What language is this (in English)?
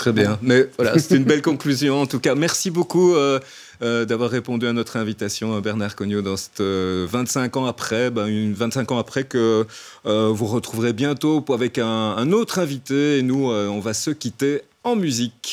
French